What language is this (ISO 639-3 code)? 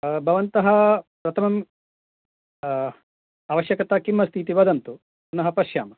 san